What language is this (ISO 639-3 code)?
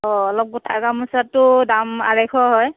asm